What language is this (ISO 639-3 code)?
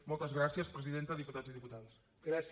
cat